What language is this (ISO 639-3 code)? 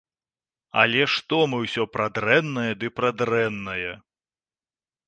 bel